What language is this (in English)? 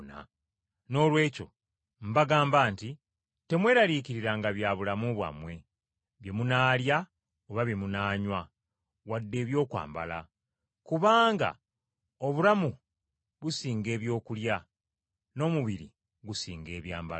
Ganda